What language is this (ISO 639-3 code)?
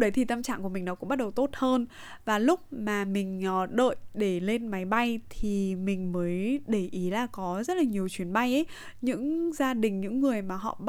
vie